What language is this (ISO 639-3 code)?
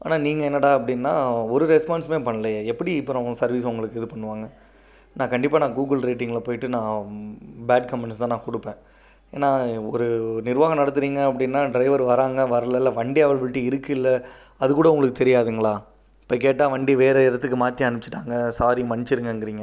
tam